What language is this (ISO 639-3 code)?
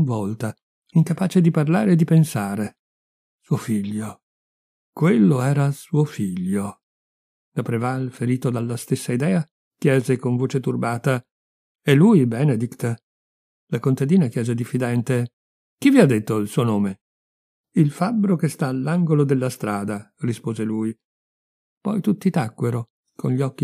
ita